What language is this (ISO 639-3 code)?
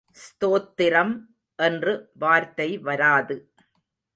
tam